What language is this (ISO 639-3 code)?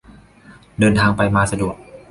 tha